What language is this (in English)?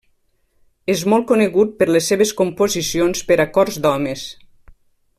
Catalan